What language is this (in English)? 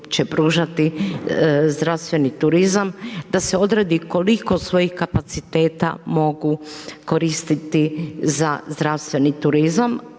Croatian